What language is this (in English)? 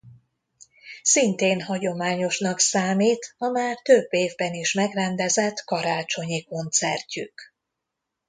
Hungarian